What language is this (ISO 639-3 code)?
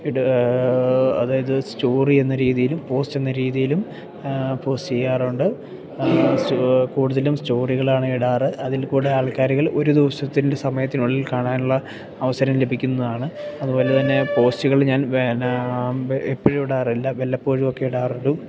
mal